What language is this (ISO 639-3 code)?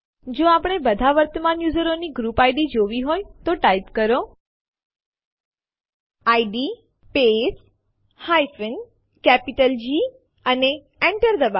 guj